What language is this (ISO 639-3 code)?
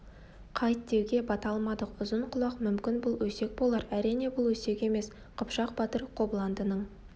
kaz